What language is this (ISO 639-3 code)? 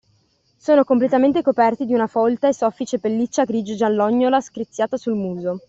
ita